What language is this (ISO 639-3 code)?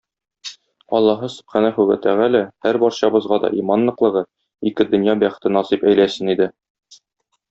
tat